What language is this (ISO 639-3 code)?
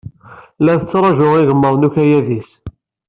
kab